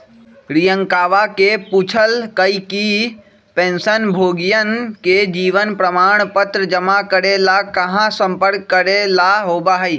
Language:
Magahi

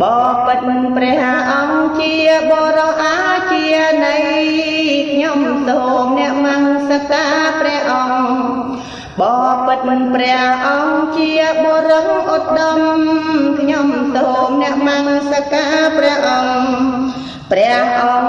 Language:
Indonesian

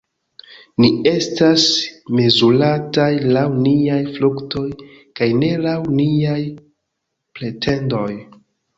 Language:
Esperanto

